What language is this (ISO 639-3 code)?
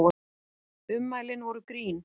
isl